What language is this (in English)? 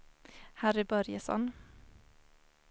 Swedish